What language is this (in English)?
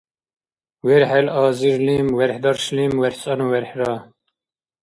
Dargwa